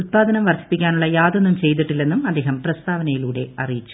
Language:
Malayalam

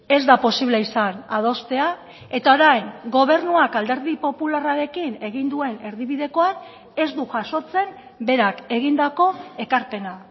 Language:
Basque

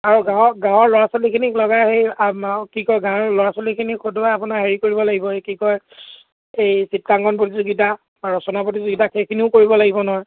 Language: Assamese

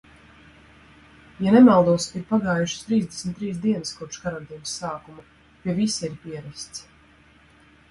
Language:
Latvian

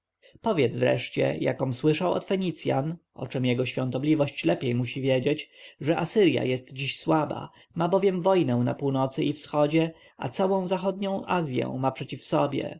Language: Polish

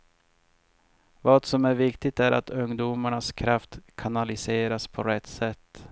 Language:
Swedish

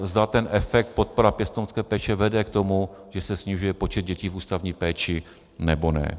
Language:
Czech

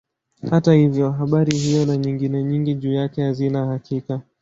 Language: Swahili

